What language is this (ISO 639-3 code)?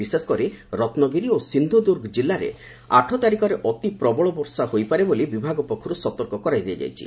ori